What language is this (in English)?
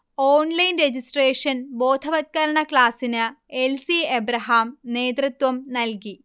Malayalam